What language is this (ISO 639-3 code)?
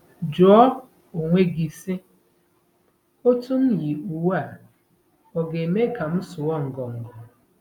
ibo